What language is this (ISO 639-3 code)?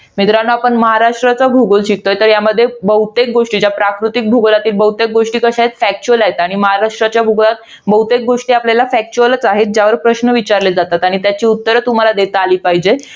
mar